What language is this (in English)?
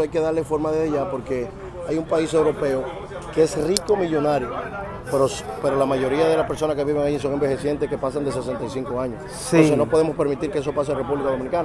Spanish